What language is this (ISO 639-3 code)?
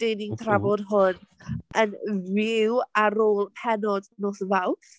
cym